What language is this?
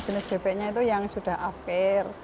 Indonesian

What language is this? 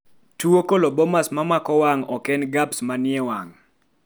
Luo (Kenya and Tanzania)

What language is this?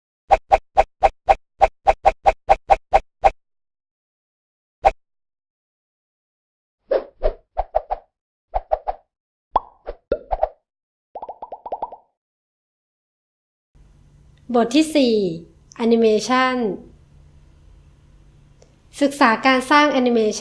Thai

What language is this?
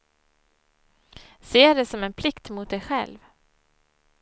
Swedish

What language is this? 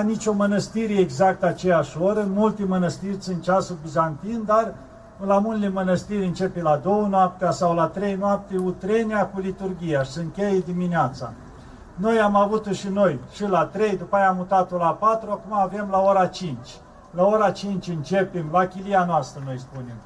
Romanian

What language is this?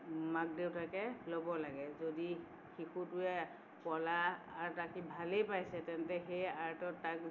Assamese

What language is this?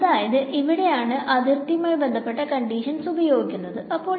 Malayalam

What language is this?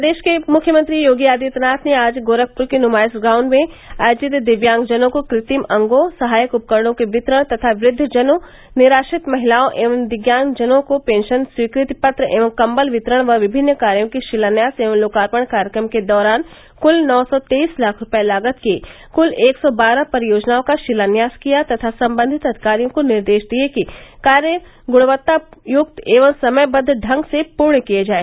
Hindi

